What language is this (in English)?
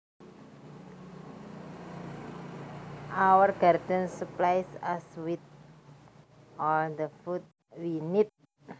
Javanese